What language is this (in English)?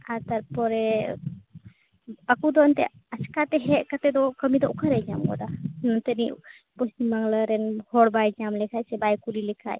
Santali